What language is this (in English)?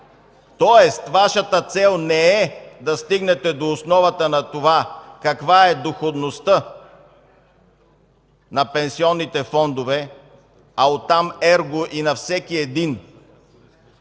Bulgarian